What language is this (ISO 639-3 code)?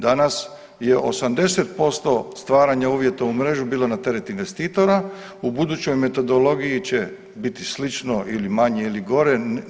hrv